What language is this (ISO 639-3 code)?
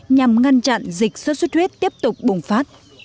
vie